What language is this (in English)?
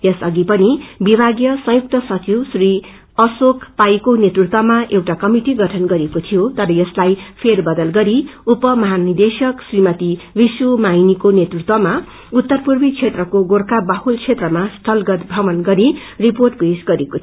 Nepali